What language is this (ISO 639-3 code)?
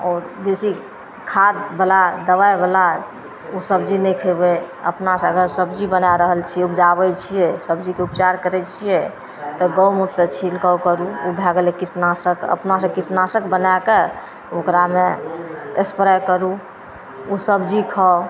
mai